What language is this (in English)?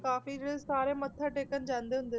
Punjabi